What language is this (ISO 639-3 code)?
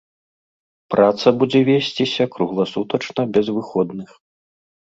bel